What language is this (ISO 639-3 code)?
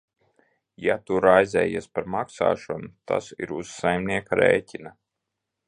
lav